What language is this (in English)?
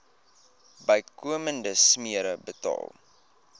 Afrikaans